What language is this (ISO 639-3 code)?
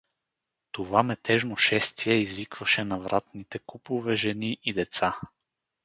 bul